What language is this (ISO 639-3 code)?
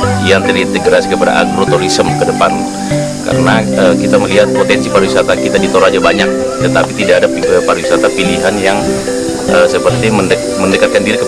ind